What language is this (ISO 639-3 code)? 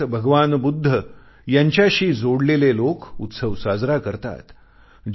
mar